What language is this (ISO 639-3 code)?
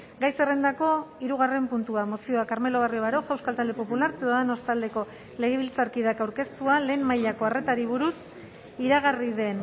eus